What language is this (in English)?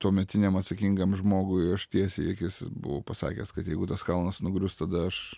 Lithuanian